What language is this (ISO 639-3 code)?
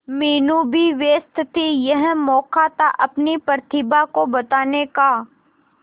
hin